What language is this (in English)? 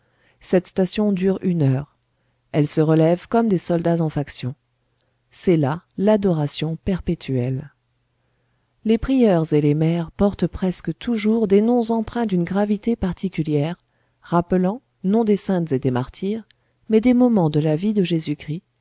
French